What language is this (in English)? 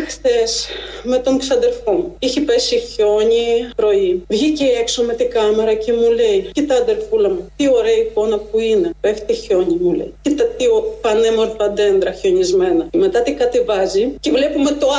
Greek